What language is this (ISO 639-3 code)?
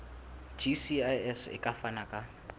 sot